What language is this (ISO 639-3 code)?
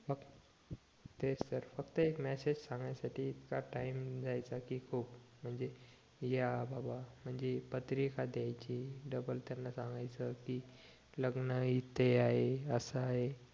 mar